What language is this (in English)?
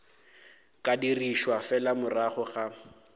Northern Sotho